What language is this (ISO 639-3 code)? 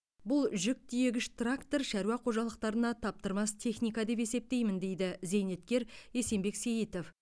kaz